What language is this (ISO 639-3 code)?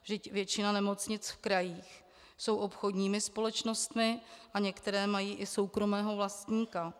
ces